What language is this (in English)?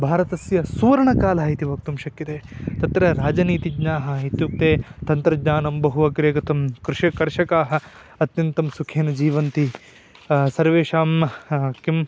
Sanskrit